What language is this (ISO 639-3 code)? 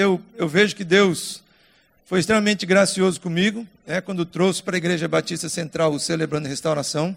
por